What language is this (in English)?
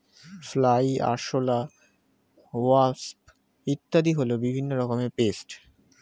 Bangla